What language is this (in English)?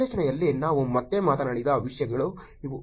Kannada